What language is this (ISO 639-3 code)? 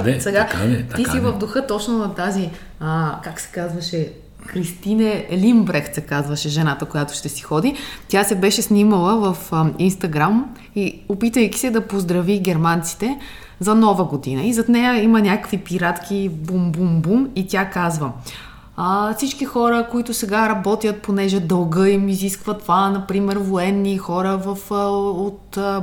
bul